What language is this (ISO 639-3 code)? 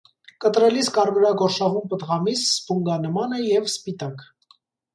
hye